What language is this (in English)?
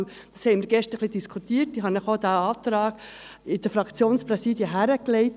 Swiss German